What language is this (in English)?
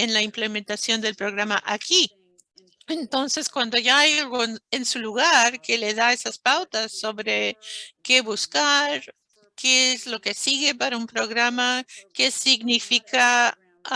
Spanish